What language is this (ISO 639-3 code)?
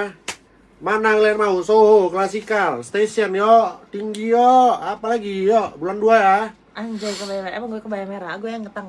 ind